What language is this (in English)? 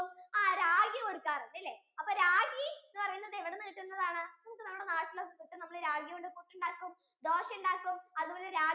Malayalam